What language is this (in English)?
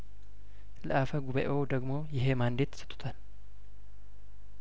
Amharic